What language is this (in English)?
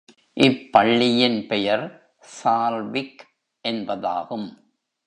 Tamil